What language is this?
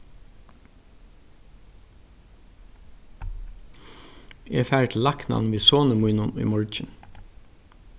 Faroese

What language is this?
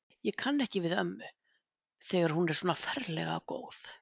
Icelandic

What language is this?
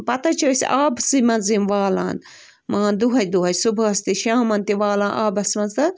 Kashmiri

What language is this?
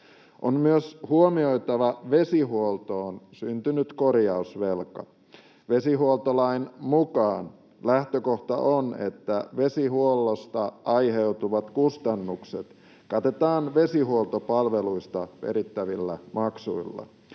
Finnish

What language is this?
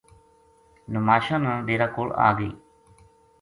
Gujari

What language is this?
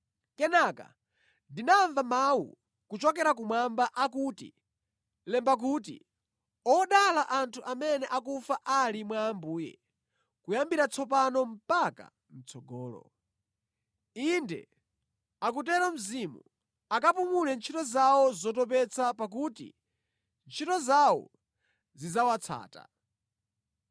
Nyanja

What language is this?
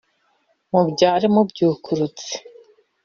Kinyarwanda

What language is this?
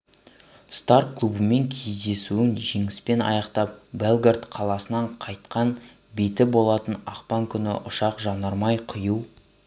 Kazakh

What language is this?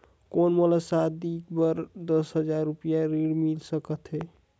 Chhattisgarhi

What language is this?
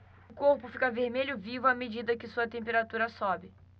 Portuguese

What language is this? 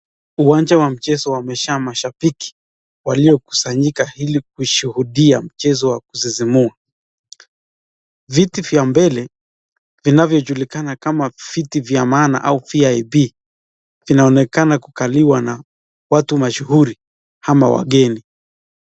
Swahili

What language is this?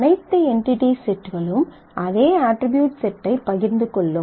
Tamil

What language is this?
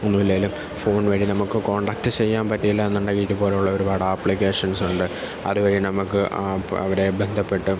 Malayalam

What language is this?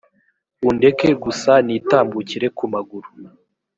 Kinyarwanda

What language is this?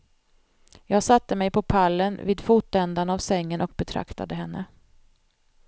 Swedish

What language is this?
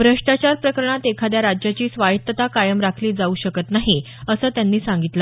Marathi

